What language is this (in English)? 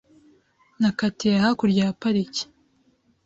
Kinyarwanda